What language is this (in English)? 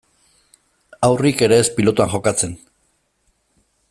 Basque